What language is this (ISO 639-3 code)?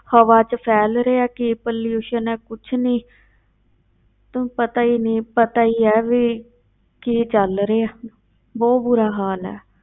pan